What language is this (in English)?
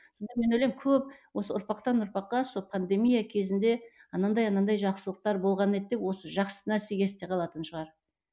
Kazakh